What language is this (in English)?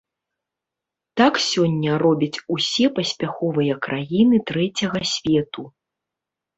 Belarusian